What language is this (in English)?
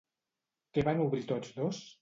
Catalan